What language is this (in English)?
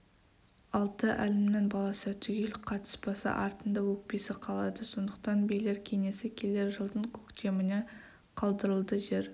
Kazakh